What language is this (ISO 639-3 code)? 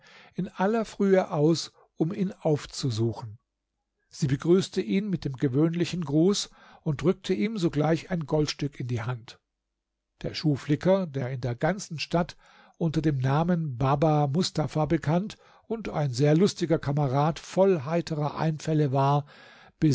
deu